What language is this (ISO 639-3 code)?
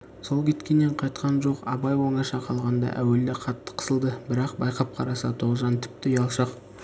kaz